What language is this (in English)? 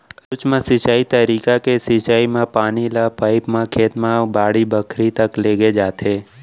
Chhattisgarhi